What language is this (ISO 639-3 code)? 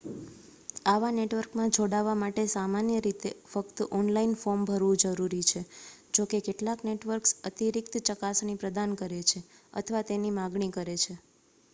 guj